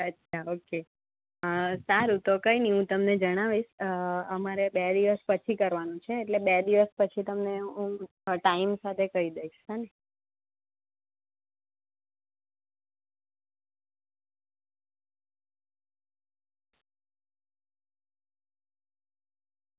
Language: Gujarati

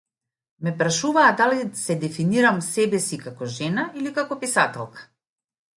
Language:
Macedonian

